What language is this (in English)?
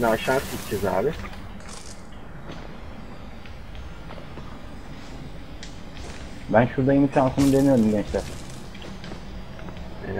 Turkish